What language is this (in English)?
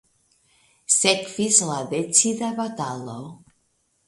Esperanto